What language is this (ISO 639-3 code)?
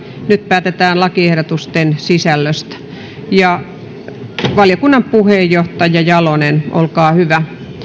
fin